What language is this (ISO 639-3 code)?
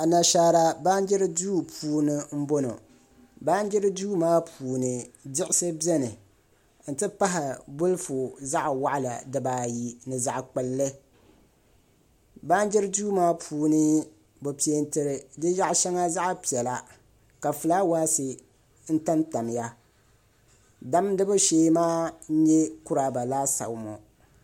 dag